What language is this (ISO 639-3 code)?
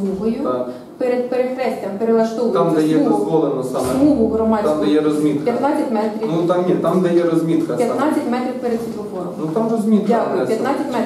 ukr